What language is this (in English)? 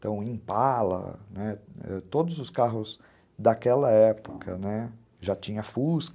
Portuguese